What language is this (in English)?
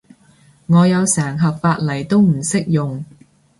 Cantonese